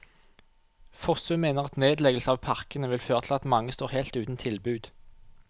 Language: Norwegian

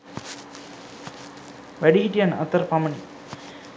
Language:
Sinhala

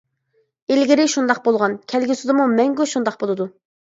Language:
Uyghur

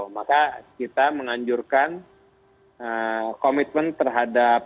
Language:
Indonesian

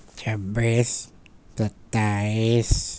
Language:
Urdu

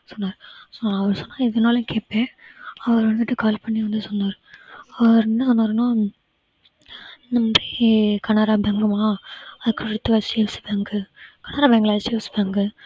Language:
Tamil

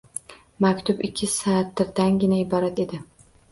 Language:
Uzbek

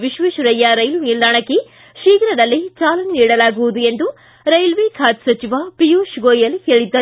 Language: Kannada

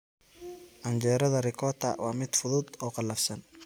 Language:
Somali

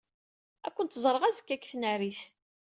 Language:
Kabyle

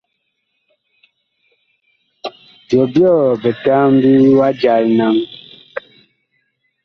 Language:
Bakoko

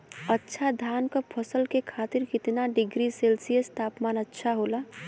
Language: Bhojpuri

